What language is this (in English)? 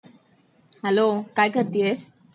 Marathi